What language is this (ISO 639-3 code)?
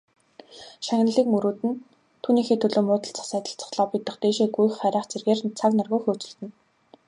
mon